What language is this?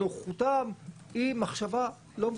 Hebrew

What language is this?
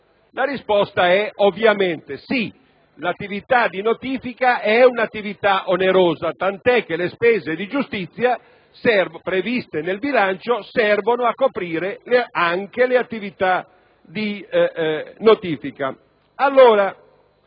Italian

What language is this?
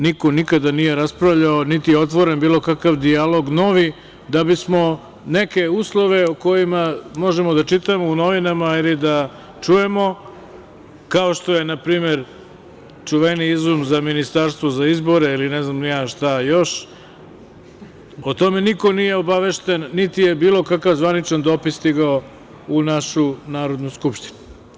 Serbian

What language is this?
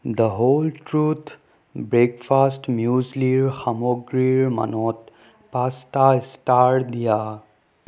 Assamese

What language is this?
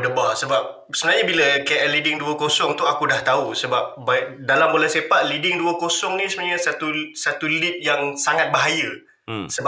Malay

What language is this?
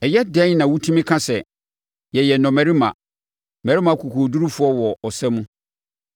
Akan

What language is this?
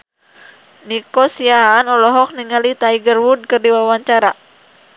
Sundanese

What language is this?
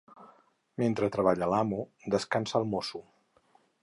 Catalan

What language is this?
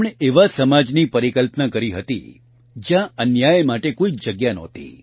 Gujarati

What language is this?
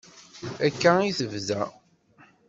Kabyle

